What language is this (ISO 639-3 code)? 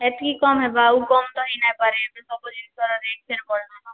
ori